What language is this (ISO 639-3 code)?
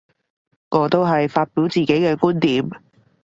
yue